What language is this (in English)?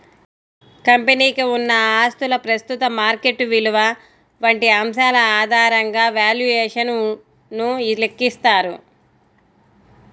Telugu